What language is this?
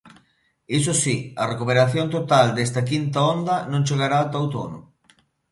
Galician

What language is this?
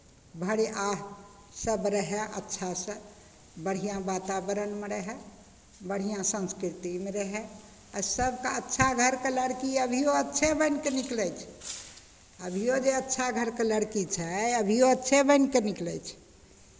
Maithili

